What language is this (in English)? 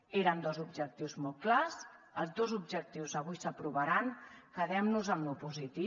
Catalan